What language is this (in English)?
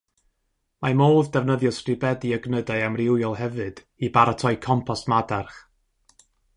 Welsh